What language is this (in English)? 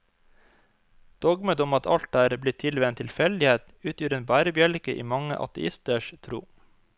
Norwegian